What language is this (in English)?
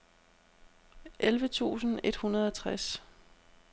Danish